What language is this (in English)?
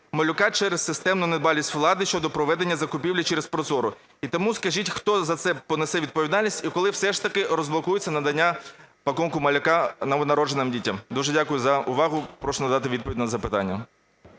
Ukrainian